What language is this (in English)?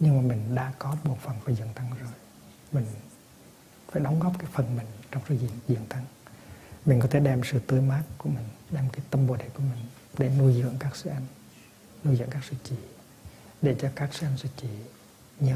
Vietnamese